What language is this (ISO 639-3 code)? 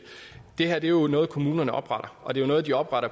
dan